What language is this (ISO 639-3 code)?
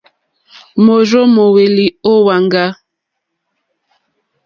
bri